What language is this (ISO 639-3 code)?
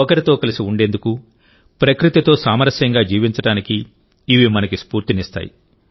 tel